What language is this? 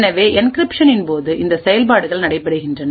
Tamil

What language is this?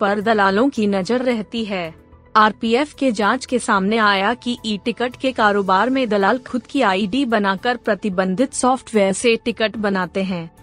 Hindi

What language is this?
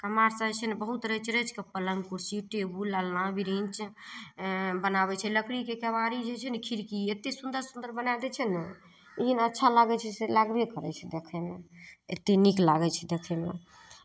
Maithili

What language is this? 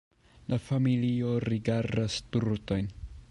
Esperanto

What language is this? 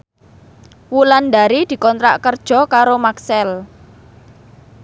Javanese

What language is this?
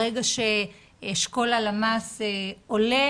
Hebrew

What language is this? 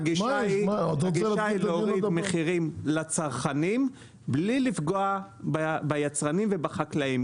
Hebrew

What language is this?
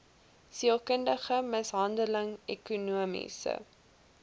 Afrikaans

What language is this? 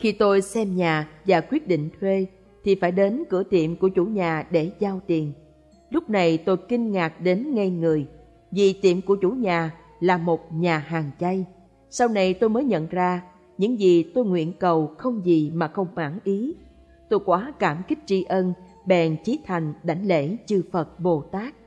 Vietnamese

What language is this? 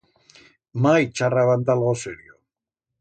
Aragonese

